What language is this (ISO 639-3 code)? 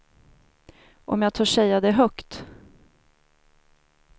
swe